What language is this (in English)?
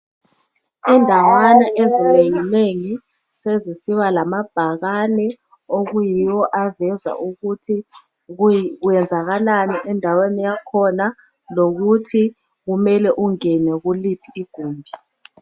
North Ndebele